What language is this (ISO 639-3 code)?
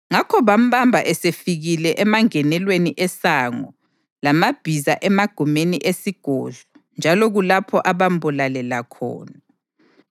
nde